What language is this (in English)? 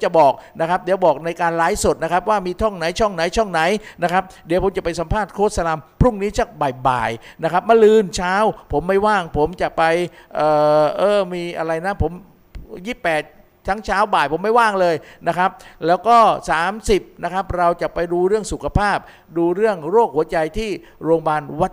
Thai